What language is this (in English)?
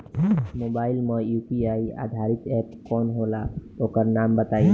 Bhojpuri